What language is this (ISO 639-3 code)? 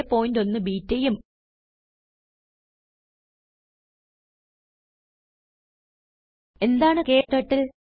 mal